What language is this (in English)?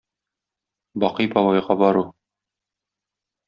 Tatar